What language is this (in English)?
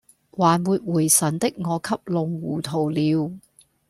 Cantonese